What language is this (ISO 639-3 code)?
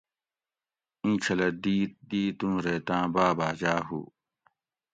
gwc